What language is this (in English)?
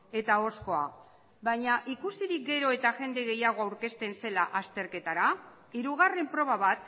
Basque